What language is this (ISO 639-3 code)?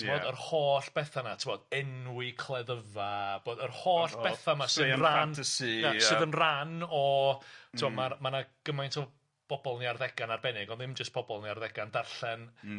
cym